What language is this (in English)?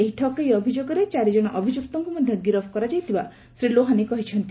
Odia